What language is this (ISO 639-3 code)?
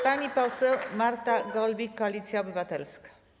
pol